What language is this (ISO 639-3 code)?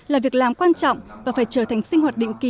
vie